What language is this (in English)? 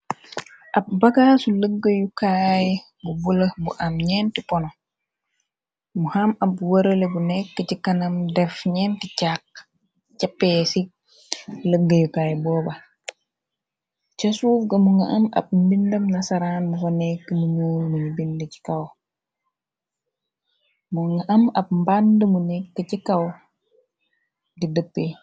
Wolof